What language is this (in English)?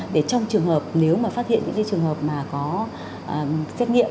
Vietnamese